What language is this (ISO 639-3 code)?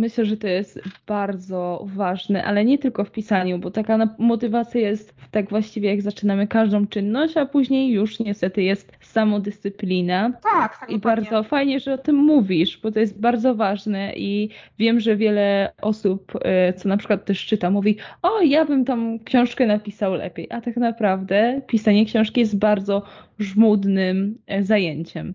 pol